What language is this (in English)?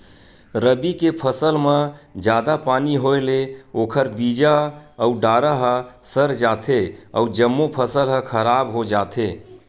Chhattisgarhi